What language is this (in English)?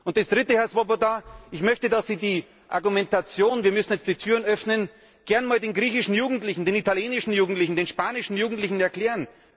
German